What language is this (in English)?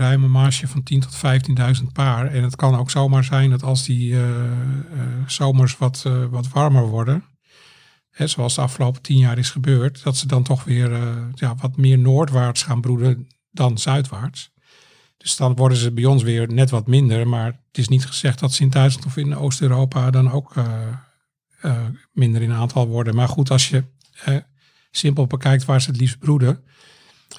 Dutch